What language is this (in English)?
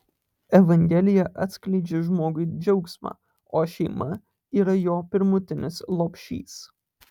Lithuanian